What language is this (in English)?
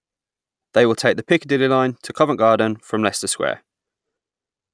English